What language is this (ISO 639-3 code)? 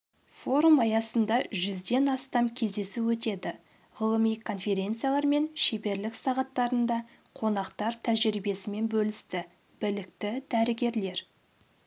kaz